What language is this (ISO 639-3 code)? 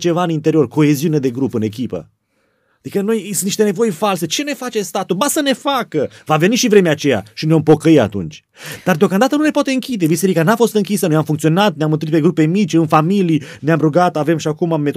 ron